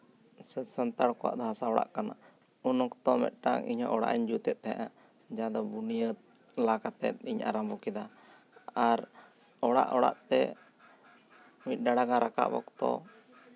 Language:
Santali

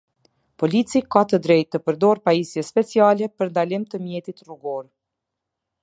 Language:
Albanian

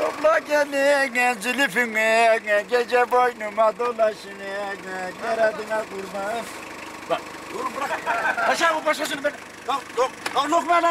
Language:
Turkish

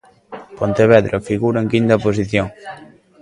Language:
Galician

